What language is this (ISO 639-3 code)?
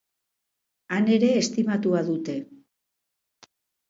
eus